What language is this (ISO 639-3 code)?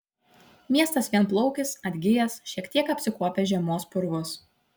lit